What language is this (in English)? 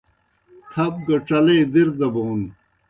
Kohistani Shina